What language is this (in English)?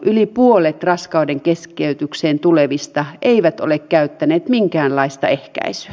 Finnish